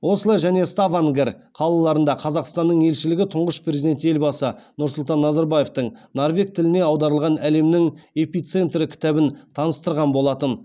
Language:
Kazakh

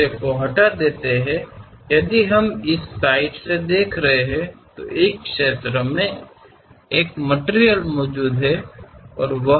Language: Kannada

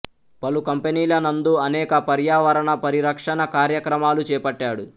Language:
Telugu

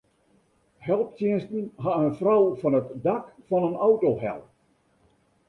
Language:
Western Frisian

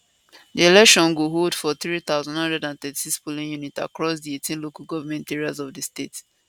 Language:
Nigerian Pidgin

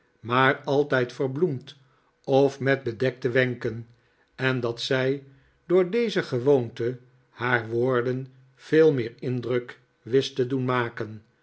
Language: Dutch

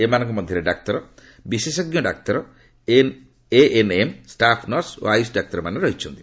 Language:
Odia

